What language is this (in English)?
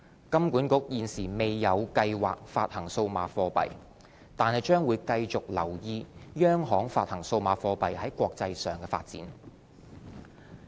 Cantonese